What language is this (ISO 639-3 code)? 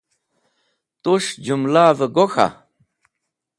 wbl